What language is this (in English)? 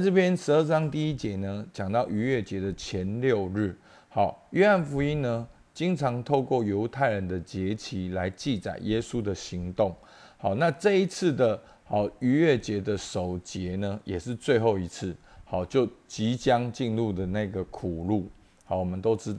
Chinese